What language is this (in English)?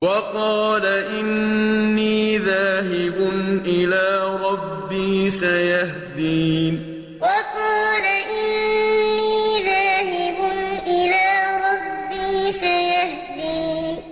Arabic